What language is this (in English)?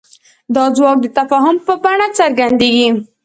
Pashto